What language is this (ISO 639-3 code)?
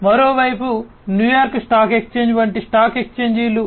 tel